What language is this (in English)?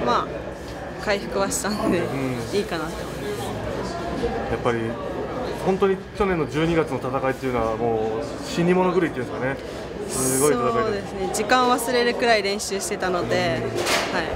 Japanese